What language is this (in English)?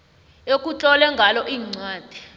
South Ndebele